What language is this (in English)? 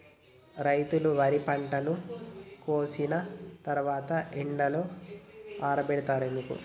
Telugu